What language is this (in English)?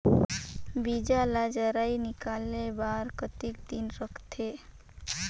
Chhattisgarhi